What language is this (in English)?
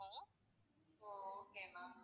Tamil